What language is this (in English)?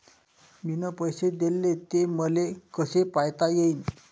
Marathi